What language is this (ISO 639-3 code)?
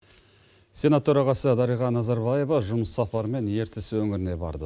kaz